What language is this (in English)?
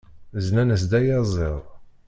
Kabyle